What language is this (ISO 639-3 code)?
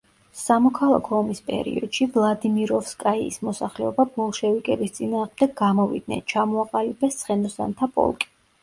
kat